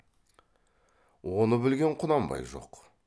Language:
Kazakh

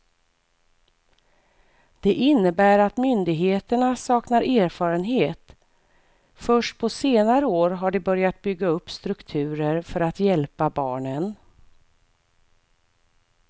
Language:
Swedish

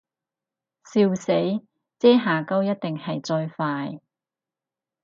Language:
Cantonese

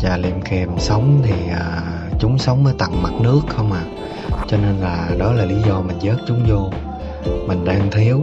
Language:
Vietnamese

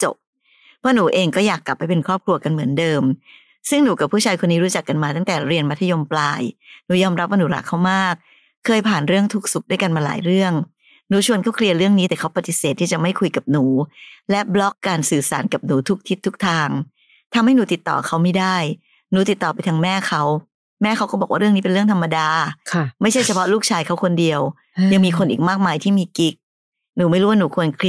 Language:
Thai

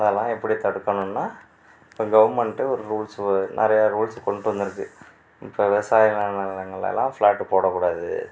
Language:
Tamil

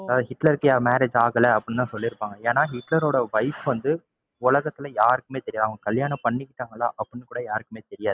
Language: Tamil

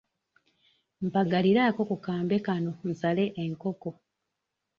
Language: Ganda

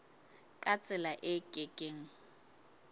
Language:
Southern Sotho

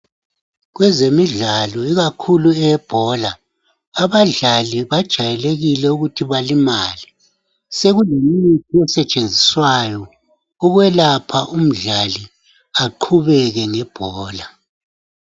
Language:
North Ndebele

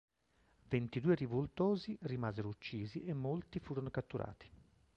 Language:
Italian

